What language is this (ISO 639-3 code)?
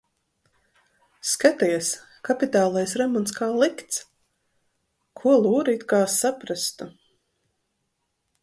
lav